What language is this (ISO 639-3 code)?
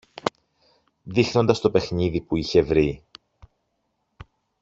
ell